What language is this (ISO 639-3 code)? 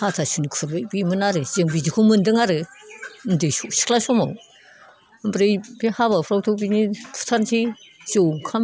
brx